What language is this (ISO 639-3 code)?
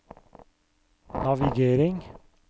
nor